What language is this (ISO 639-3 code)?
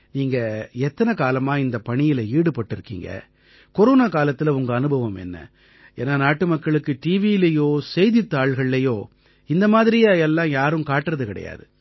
tam